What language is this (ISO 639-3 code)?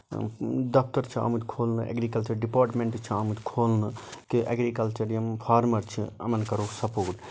kas